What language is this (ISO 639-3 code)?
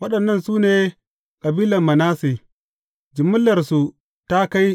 hau